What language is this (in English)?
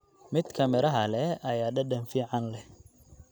Somali